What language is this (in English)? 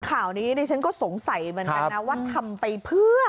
Thai